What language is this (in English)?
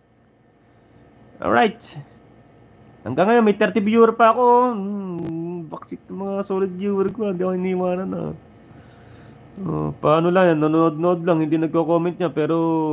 Filipino